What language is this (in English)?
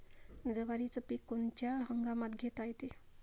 Marathi